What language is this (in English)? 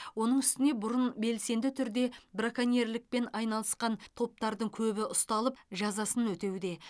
Kazakh